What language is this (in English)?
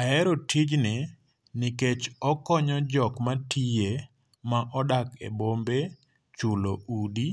Luo (Kenya and Tanzania)